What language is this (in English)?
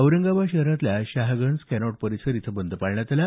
Marathi